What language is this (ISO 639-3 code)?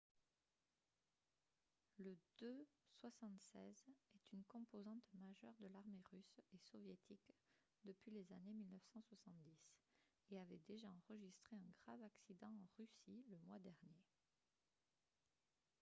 fra